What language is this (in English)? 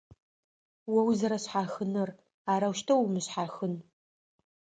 Adyghe